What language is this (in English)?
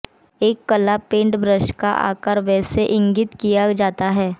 Hindi